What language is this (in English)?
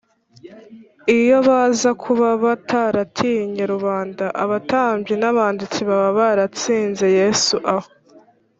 Kinyarwanda